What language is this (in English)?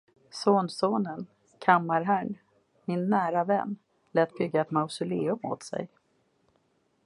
Swedish